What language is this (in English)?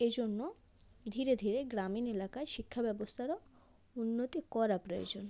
Bangla